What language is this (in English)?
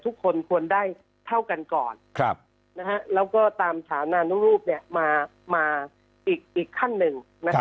Thai